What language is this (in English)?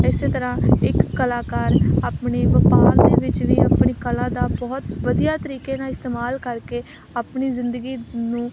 Punjabi